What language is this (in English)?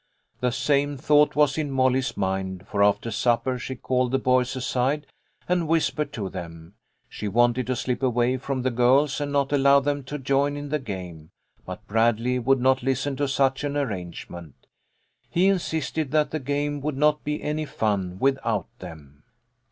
English